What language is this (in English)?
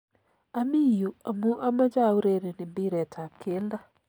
Kalenjin